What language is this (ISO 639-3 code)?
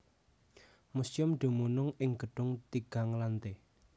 jav